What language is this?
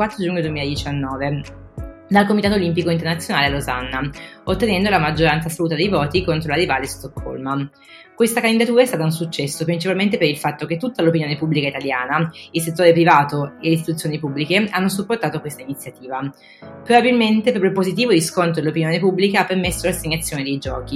Italian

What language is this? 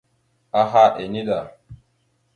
Mada (Cameroon)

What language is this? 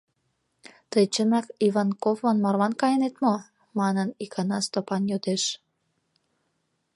Mari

